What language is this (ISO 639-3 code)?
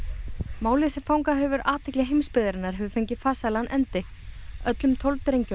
isl